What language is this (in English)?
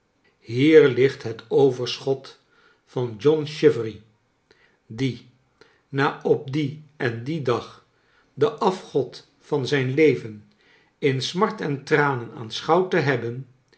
Dutch